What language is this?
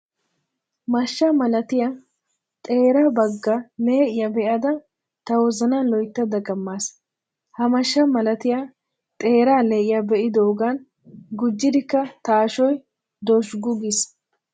Wolaytta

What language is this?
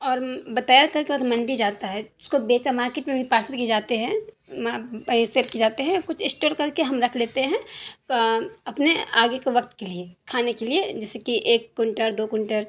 Urdu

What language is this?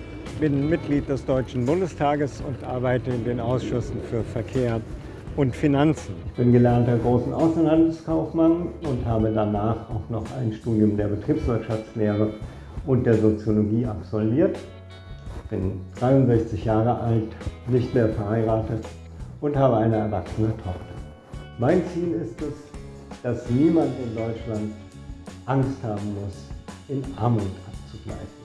German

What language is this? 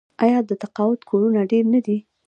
Pashto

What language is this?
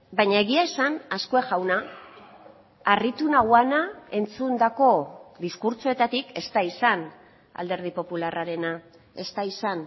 Basque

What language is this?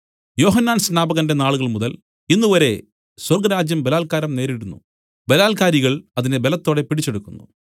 Malayalam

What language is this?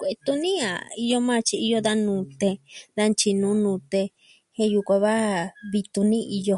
Southwestern Tlaxiaco Mixtec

